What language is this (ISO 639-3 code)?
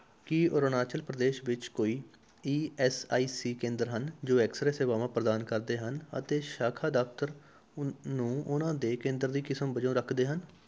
pan